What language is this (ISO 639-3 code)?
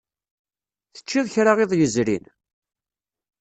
kab